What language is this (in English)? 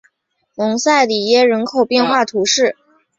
Chinese